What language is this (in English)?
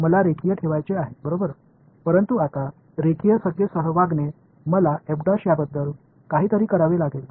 Marathi